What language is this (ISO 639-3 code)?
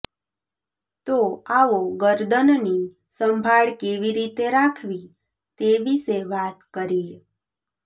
guj